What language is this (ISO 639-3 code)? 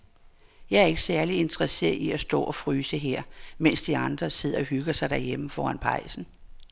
dan